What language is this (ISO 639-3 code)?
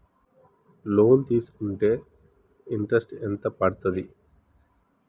tel